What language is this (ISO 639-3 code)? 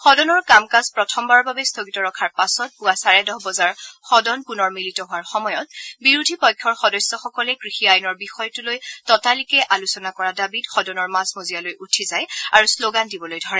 asm